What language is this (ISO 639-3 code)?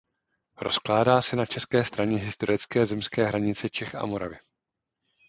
ces